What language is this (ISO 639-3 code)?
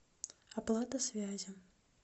rus